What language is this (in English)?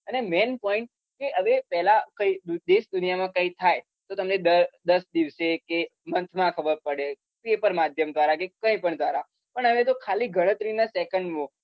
Gujarati